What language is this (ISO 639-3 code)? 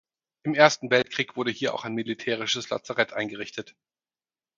deu